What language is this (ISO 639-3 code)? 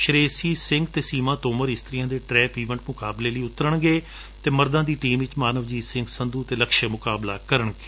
pan